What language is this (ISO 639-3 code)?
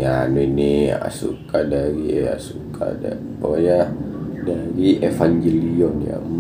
ind